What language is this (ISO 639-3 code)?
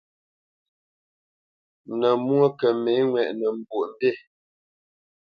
bce